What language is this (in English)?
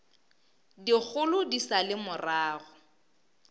Northern Sotho